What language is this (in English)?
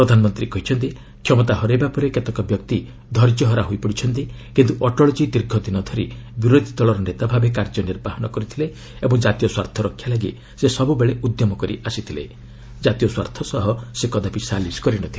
Odia